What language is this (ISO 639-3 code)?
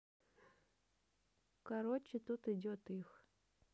rus